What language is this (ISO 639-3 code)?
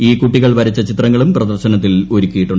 mal